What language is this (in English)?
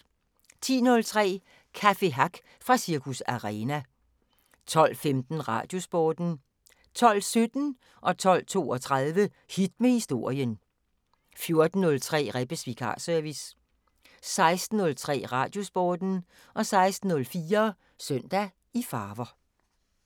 Danish